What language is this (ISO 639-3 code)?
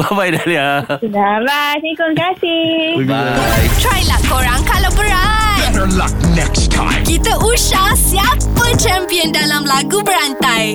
msa